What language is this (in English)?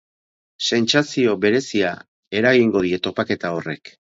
Basque